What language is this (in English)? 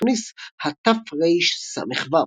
Hebrew